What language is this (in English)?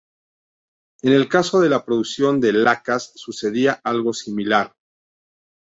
Spanish